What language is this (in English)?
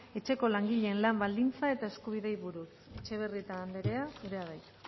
Basque